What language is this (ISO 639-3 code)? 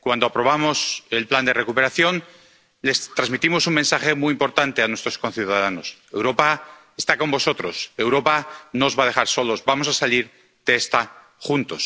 spa